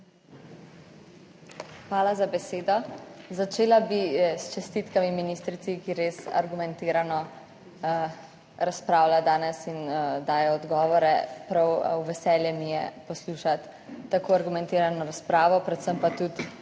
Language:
Slovenian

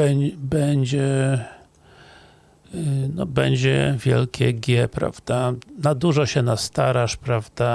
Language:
Polish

